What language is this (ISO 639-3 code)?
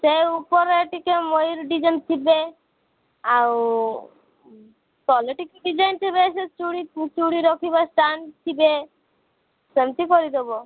ori